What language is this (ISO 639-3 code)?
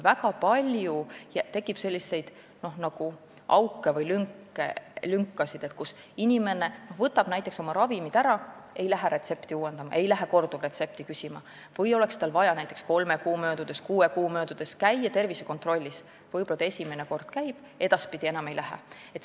est